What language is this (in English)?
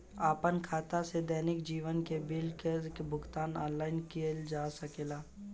Bhojpuri